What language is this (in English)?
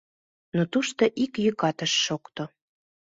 Mari